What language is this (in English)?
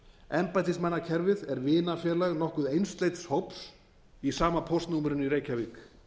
Icelandic